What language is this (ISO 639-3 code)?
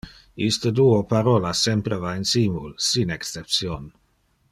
ina